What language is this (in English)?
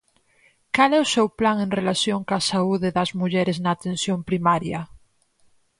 Galician